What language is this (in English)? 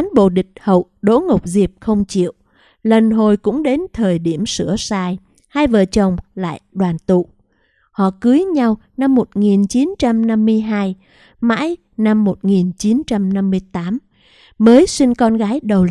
Vietnamese